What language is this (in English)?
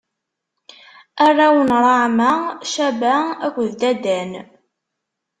Kabyle